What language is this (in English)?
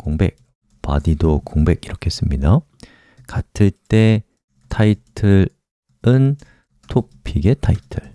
Korean